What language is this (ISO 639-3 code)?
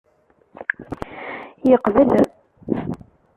kab